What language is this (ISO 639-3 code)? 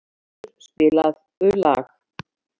isl